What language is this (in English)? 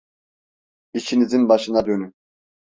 Turkish